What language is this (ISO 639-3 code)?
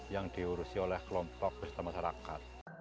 ind